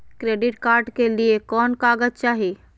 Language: Magahi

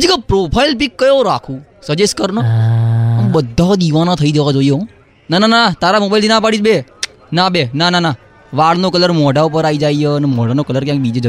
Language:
Gujarati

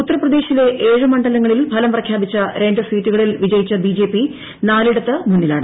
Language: Malayalam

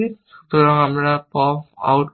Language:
Bangla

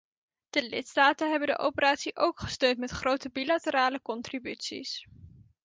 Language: Dutch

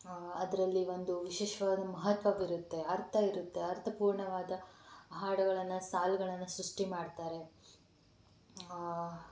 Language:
Kannada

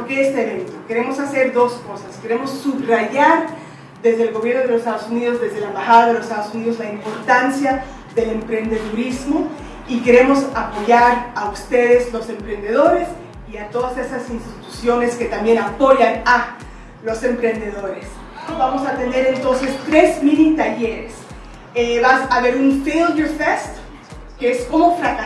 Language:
Spanish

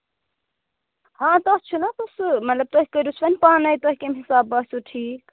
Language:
Kashmiri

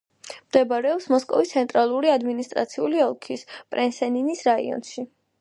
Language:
Georgian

